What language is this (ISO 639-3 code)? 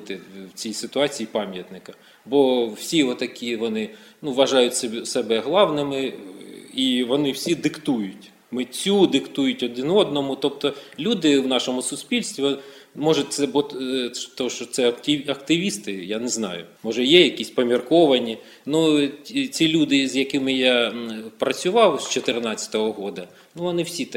ukr